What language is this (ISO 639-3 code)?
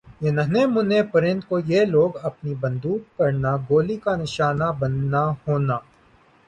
urd